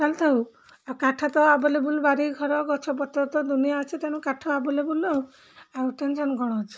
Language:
Odia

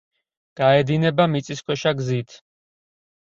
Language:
Georgian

